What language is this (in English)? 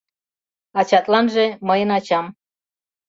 Mari